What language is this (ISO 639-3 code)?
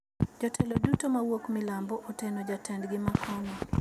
luo